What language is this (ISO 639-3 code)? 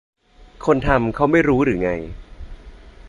tha